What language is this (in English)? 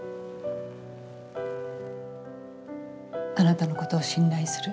Japanese